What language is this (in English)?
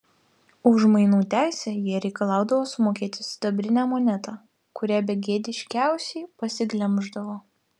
Lithuanian